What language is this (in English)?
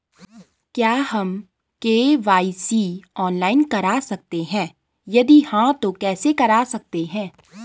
Hindi